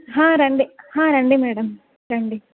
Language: Telugu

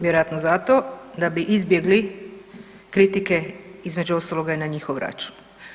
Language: Croatian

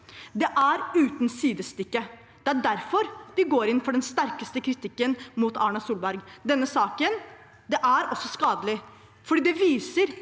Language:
Norwegian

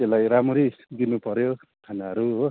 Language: Nepali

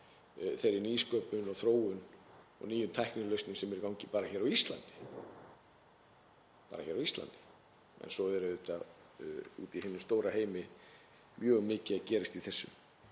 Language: Icelandic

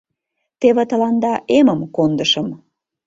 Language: Mari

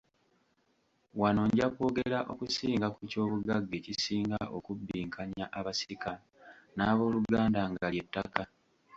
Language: Ganda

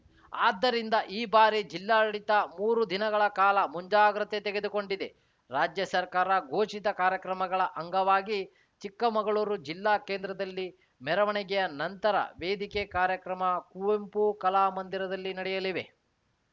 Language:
Kannada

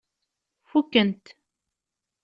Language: Kabyle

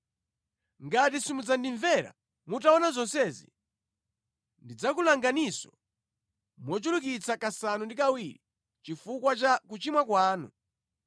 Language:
Nyanja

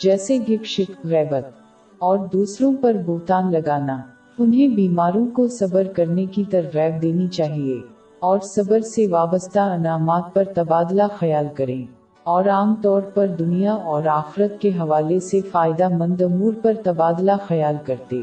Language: Urdu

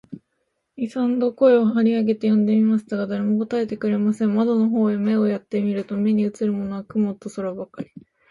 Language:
Japanese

